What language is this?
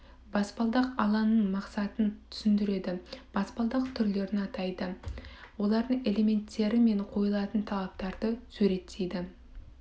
Kazakh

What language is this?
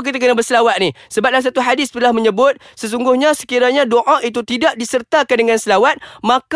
Malay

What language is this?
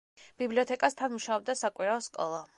Georgian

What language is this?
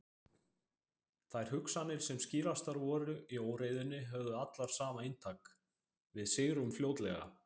Icelandic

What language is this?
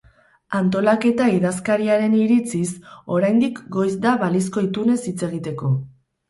Basque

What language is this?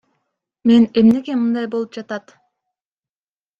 Kyrgyz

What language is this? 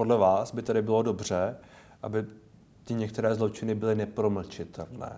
Czech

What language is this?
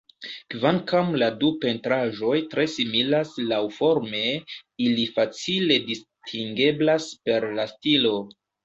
Esperanto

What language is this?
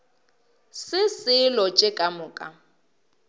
Northern Sotho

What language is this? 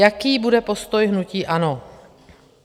Czech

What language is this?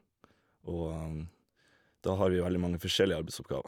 Norwegian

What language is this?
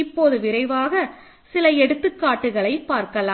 Tamil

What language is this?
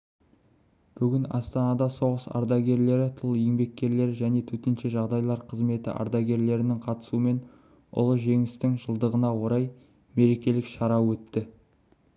Kazakh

